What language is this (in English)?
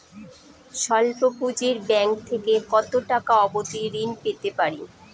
Bangla